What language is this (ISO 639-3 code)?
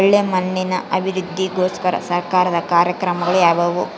kan